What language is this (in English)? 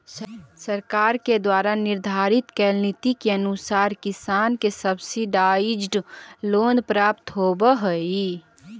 Magahi